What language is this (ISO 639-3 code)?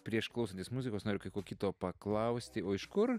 lit